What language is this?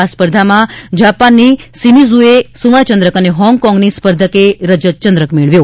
Gujarati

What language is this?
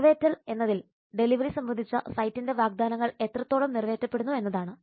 Malayalam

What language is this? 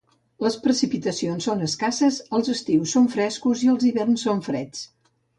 Catalan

